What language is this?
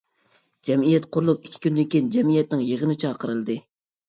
Uyghur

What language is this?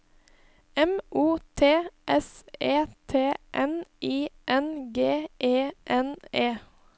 Norwegian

